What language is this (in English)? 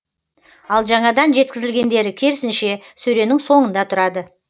Kazakh